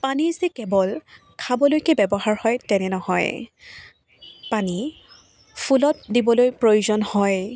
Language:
Assamese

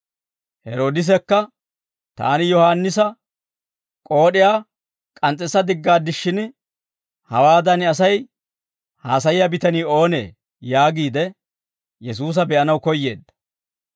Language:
Dawro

